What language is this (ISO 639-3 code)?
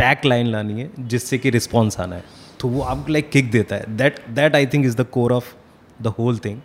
hin